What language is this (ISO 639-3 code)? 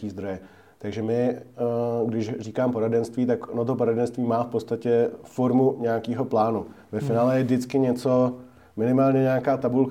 ces